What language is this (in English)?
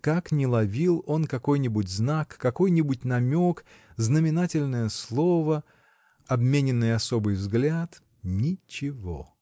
Russian